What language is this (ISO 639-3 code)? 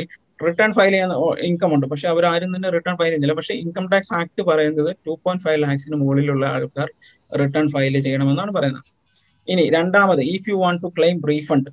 mal